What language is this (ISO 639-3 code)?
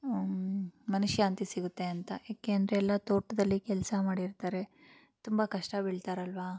kan